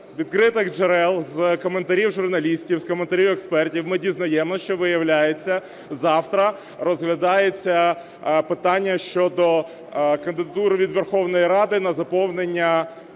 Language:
Ukrainian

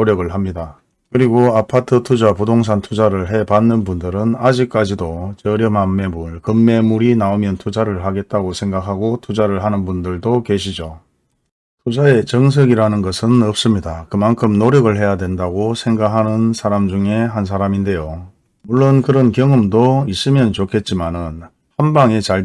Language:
Korean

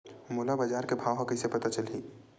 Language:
Chhattisgarhi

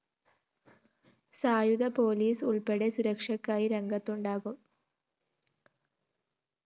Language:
Malayalam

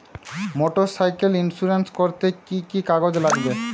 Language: Bangla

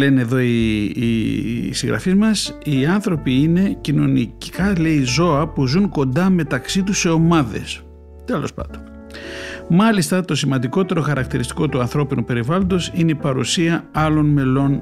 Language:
Greek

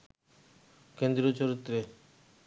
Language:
Bangla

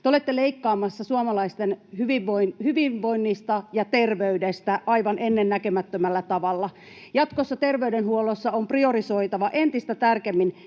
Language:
Finnish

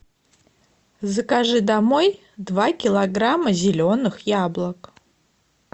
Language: Russian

